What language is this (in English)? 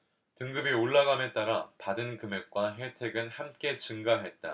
Korean